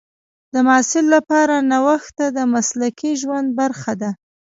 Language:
Pashto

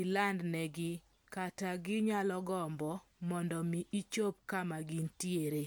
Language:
Luo (Kenya and Tanzania)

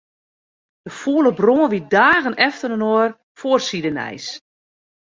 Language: Western Frisian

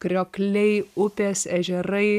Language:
Lithuanian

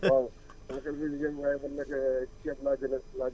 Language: Wolof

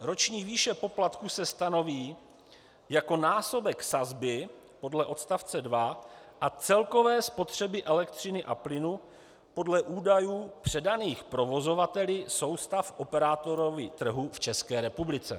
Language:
Czech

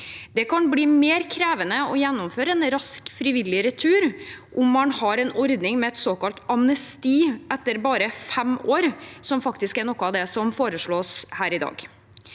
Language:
Norwegian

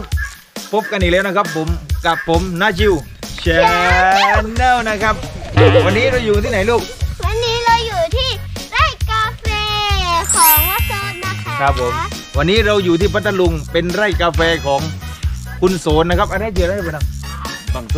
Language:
Thai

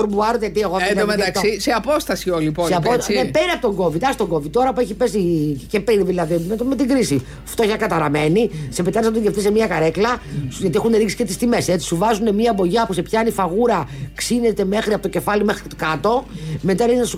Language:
Greek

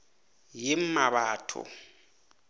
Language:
South Ndebele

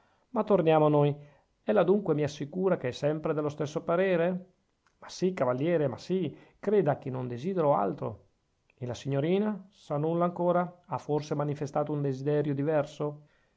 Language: Italian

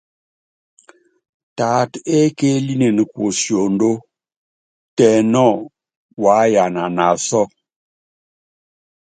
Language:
Yangben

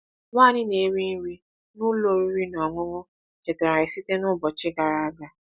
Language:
Igbo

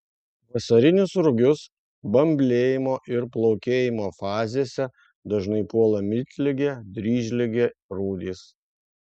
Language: Lithuanian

